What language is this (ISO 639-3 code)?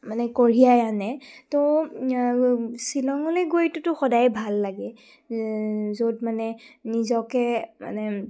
asm